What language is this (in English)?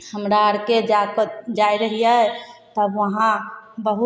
Maithili